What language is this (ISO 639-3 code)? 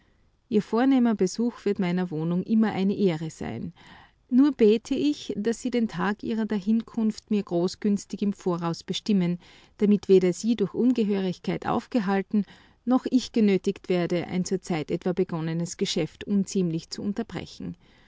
deu